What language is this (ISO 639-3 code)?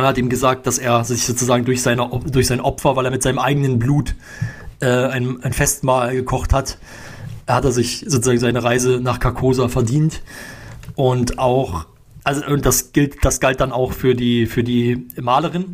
deu